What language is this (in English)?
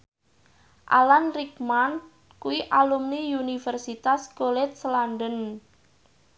Javanese